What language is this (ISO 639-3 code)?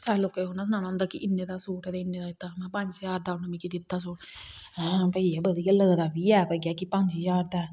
doi